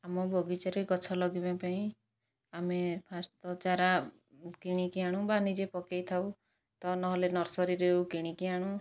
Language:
Odia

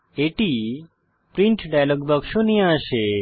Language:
Bangla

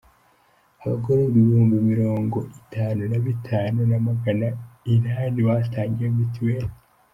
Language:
Kinyarwanda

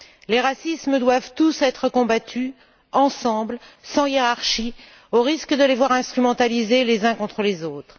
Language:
French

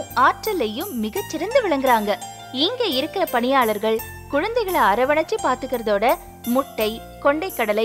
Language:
Arabic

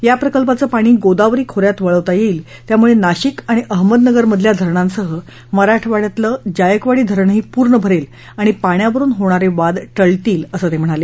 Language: Marathi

